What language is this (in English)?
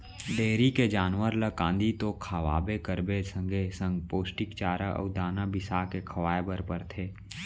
Chhattisgarhi